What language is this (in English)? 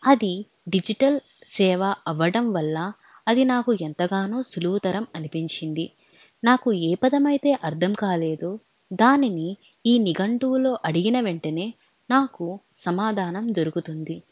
Telugu